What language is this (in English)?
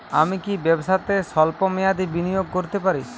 Bangla